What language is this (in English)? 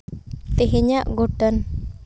Santali